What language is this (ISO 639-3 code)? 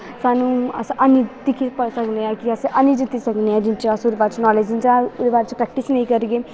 doi